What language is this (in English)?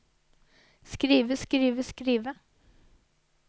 Norwegian